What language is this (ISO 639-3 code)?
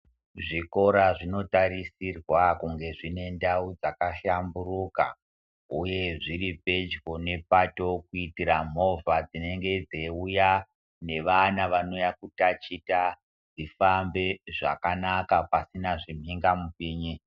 ndc